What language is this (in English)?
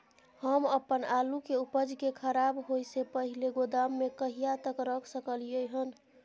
Maithili